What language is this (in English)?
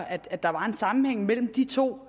Danish